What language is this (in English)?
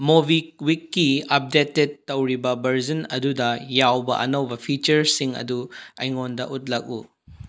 Manipuri